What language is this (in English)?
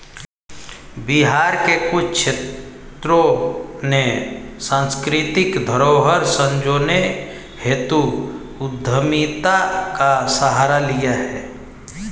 Hindi